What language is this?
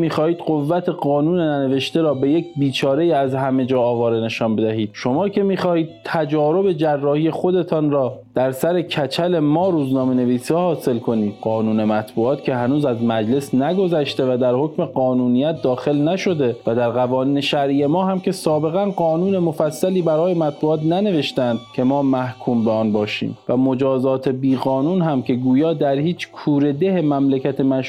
Persian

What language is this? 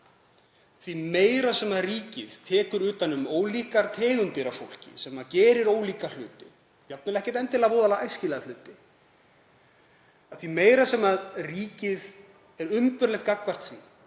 Icelandic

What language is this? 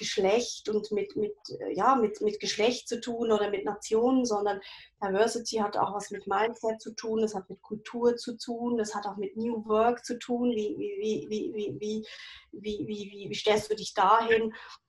German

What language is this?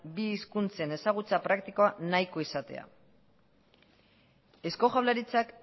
Basque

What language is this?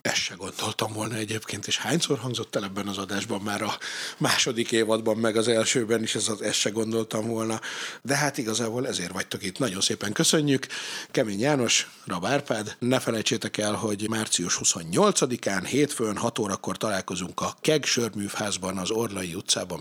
Hungarian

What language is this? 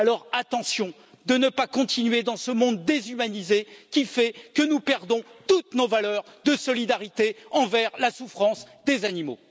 French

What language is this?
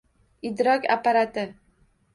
Uzbek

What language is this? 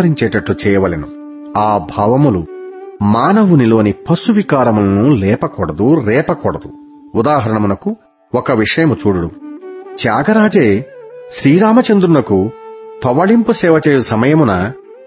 Telugu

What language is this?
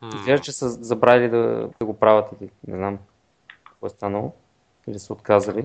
Bulgarian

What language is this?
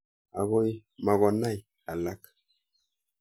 Kalenjin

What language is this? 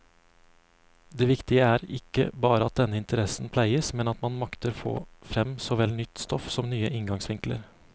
Norwegian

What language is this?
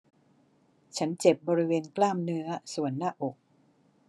Thai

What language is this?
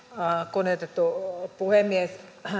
Finnish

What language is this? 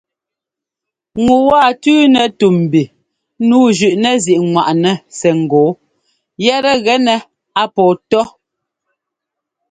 Ngomba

